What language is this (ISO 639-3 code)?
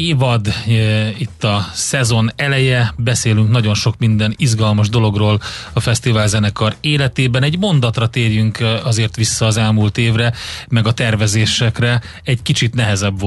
hun